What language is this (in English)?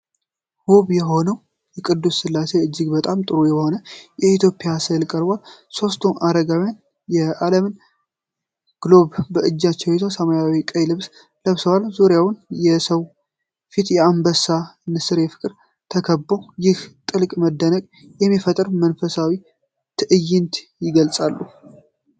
Amharic